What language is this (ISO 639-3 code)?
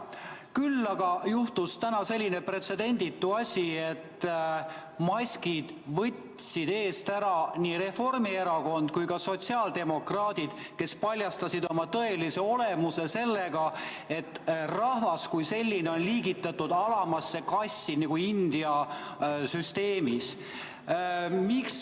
est